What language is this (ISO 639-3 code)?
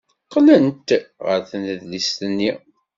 kab